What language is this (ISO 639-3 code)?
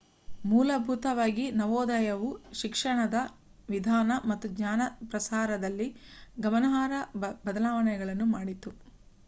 kan